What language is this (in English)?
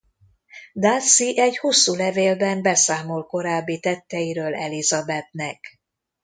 Hungarian